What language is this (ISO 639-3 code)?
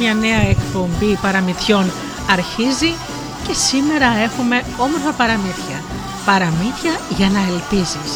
ell